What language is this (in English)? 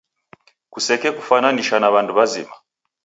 Taita